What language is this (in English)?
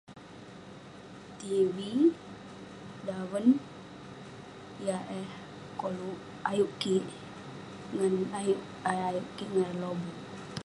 Western Penan